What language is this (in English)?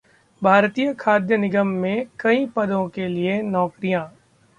Hindi